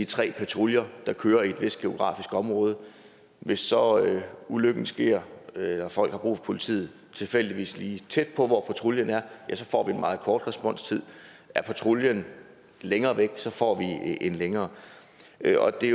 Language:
Danish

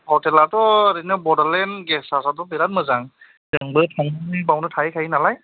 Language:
Bodo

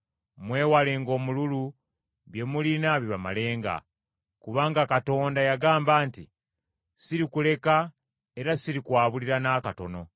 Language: Ganda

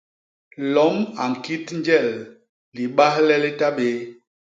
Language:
Basaa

